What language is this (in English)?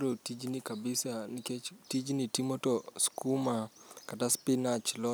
Luo (Kenya and Tanzania)